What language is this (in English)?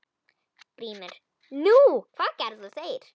Icelandic